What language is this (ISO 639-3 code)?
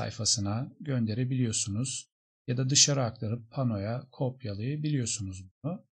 tur